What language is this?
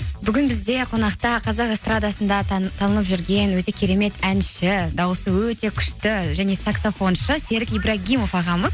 Kazakh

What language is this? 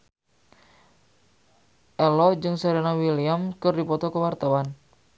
Sundanese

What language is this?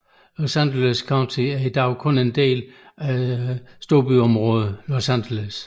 Danish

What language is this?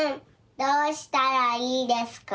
Japanese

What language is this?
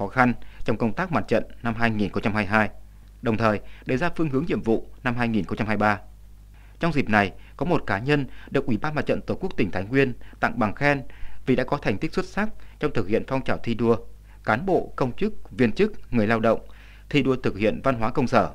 Vietnamese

